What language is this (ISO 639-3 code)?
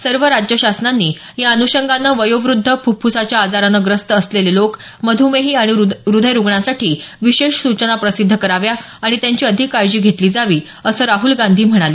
mar